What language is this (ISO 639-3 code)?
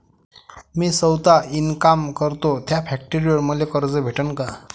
mar